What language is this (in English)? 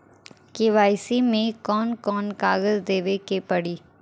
Bhojpuri